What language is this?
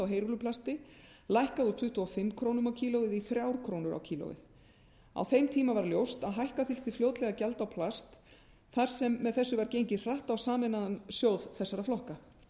Icelandic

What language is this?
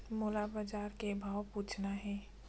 Chhattisgarhi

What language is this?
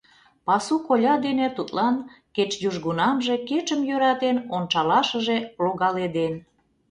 Mari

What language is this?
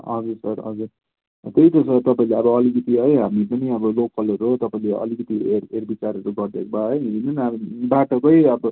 Nepali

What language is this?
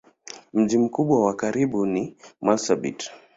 Swahili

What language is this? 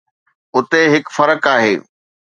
Sindhi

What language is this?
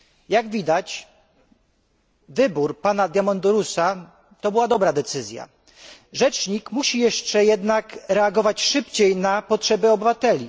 Polish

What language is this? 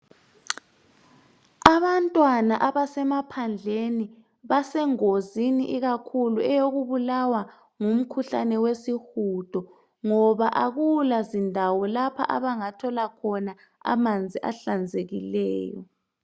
North Ndebele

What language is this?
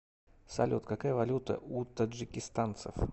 Russian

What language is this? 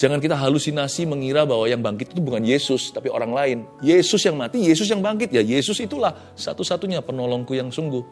Indonesian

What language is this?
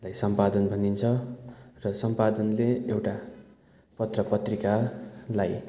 Nepali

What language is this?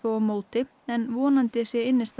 Icelandic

